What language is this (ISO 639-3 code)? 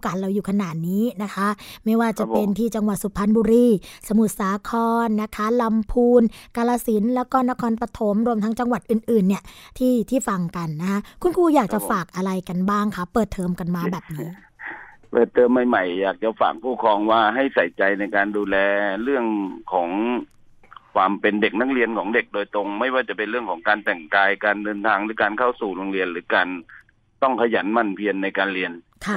tha